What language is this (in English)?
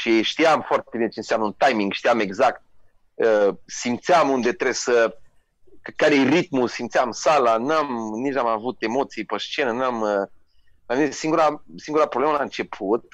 Romanian